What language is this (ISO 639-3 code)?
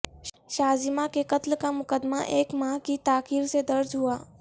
urd